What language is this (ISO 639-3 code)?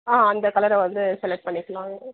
tam